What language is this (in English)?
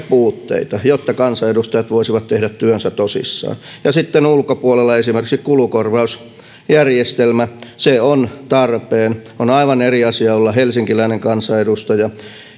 Finnish